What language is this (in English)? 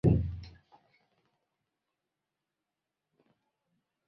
Swahili